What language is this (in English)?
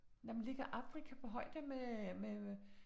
Danish